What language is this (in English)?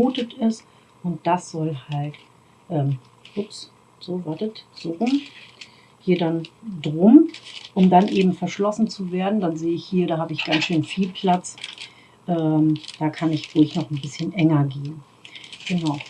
German